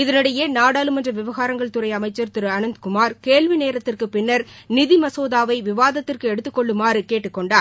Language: Tamil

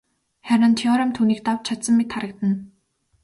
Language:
Mongolian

